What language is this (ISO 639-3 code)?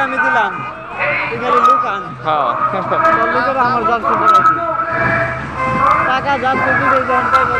ara